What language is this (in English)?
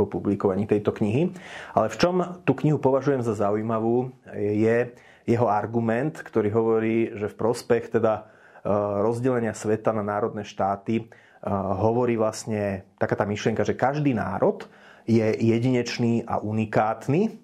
Slovak